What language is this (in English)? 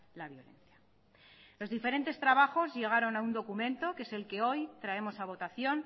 Spanish